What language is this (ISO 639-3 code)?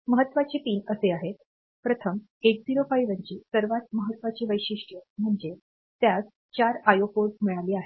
mar